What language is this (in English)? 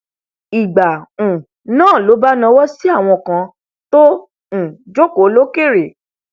Yoruba